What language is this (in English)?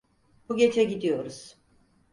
Turkish